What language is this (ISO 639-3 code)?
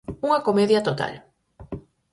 glg